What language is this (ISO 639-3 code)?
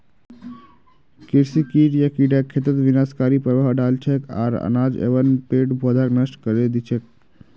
mag